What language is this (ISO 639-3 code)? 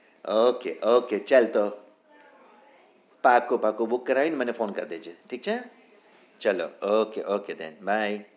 guj